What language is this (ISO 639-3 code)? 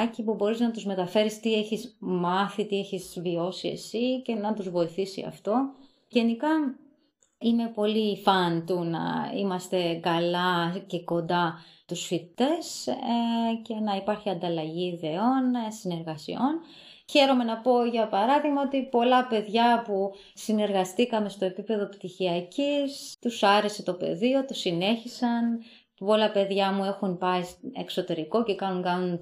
ell